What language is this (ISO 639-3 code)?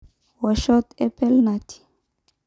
mas